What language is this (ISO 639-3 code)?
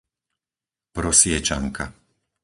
slk